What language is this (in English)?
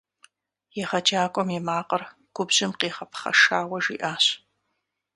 Kabardian